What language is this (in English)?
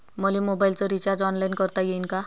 Marathi